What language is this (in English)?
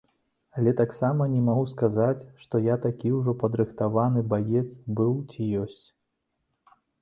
Belarusian